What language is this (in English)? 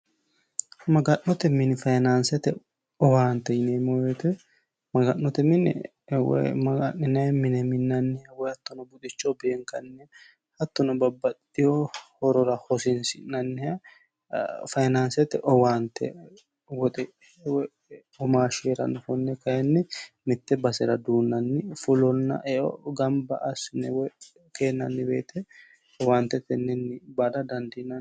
Sidamo